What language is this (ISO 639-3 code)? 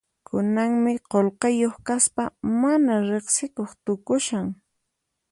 qxp